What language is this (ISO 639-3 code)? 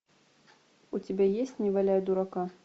rus